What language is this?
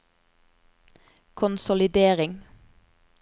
Norwegian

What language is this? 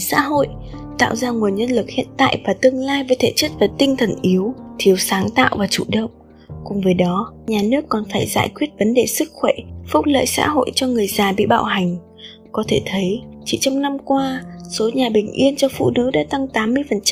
Vietnamese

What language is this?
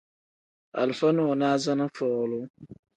Tem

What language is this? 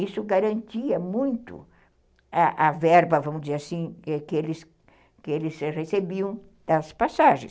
Portuguese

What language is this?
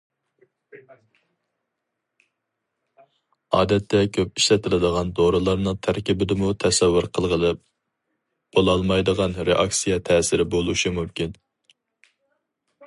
Uyghur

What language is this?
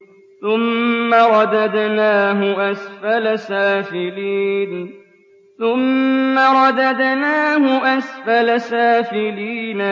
Arabic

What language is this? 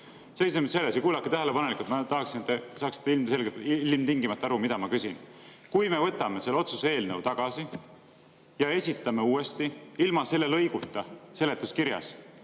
Estonian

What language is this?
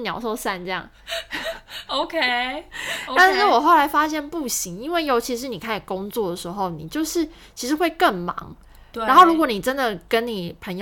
Chinese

